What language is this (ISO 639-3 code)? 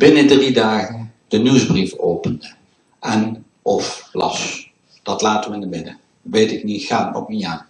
nld